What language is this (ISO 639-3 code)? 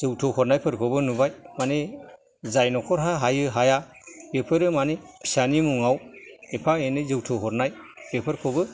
brx